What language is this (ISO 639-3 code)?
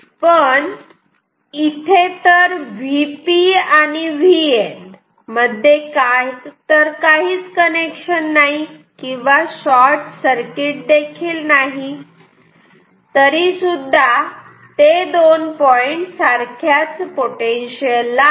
mar